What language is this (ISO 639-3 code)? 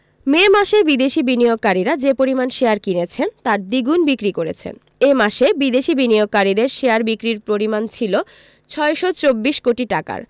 ben